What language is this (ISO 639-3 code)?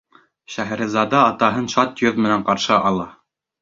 bak